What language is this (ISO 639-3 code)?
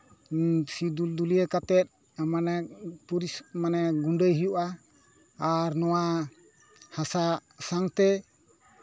sat